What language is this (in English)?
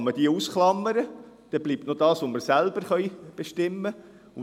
Swiss German